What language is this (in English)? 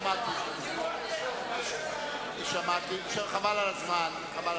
Hebrew